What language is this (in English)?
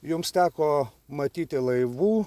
Lithuanian